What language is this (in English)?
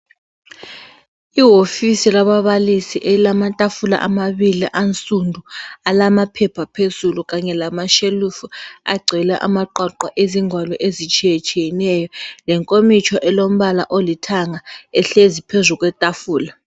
North Ndebele